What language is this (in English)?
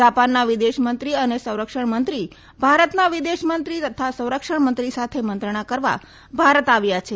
Gujarati